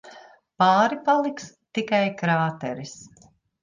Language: Latvian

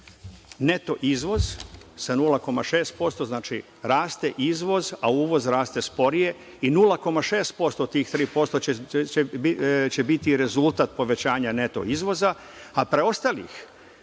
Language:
Serbian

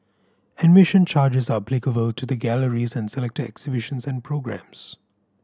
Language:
English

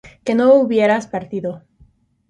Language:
Spanish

